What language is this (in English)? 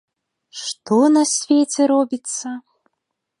Belarusian